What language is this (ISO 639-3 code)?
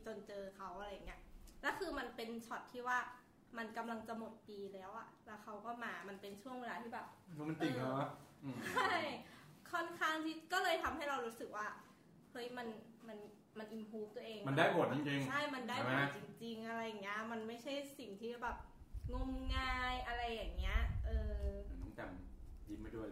tha